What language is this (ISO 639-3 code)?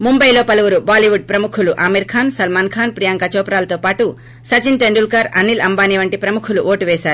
tel